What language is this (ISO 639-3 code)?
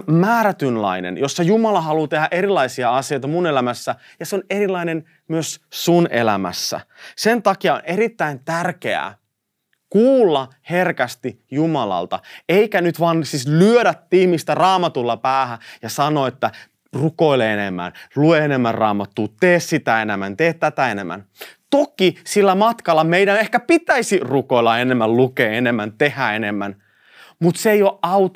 fin